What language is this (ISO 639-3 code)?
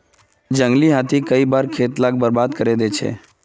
mag